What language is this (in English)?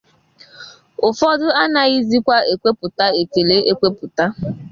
Igbo